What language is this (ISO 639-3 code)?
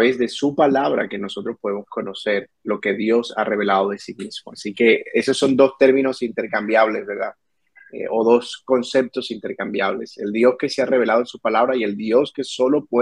spa